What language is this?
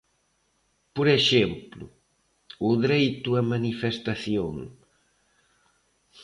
Galician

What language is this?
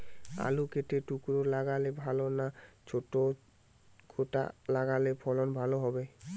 Bangla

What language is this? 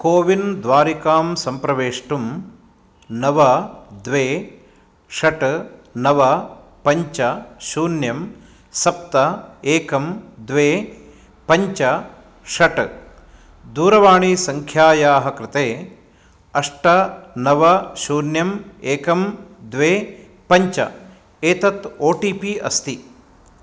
Sanskrit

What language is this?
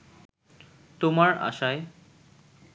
Bangla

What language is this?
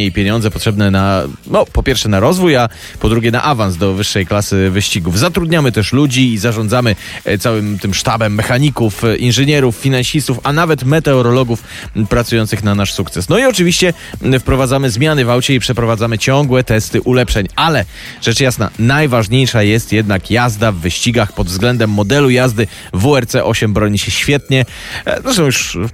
Polish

